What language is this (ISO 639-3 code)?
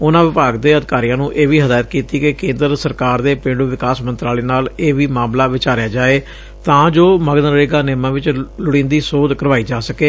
pan